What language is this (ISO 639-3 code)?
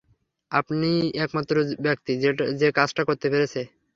ben